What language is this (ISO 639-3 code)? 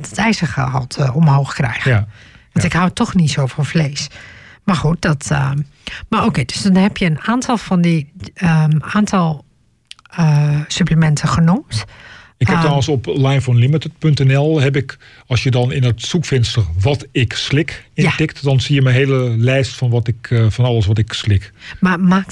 nld